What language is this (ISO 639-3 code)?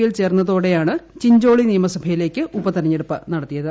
mal